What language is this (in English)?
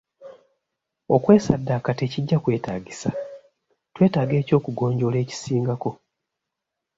Ganda